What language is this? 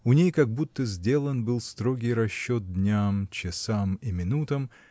Russian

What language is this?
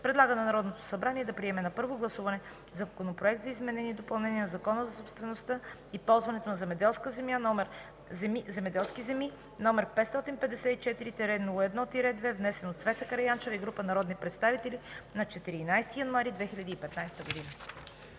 Bulgarian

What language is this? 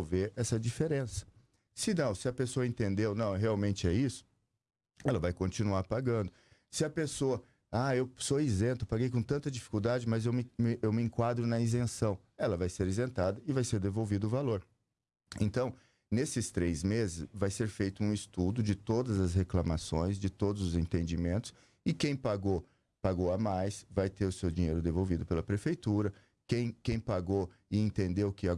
Portuguese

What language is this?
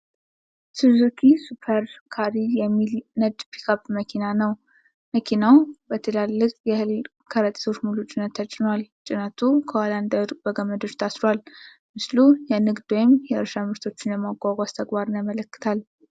Amharic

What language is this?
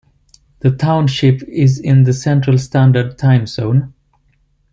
English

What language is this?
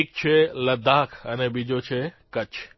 Gujarati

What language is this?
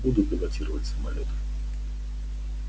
Russian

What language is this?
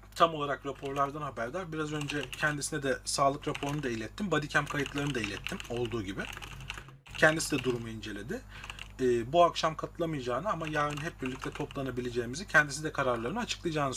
Turkish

